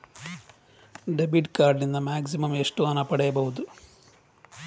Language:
Kannada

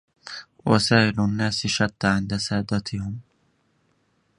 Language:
Arabic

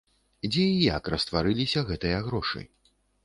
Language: Belarusian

